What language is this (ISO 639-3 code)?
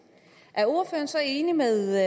dan